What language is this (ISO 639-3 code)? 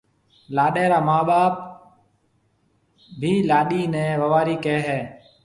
mve